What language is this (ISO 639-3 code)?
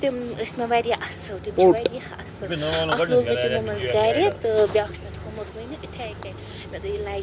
kas